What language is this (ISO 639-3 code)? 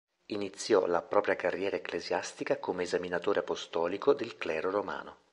ita